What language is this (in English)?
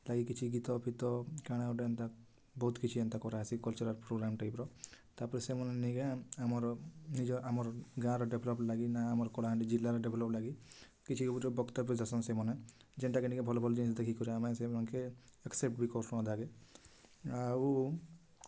Odia